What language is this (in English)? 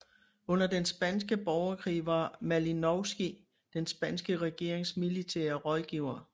Danish